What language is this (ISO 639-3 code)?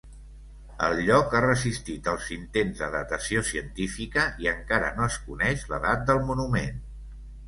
cat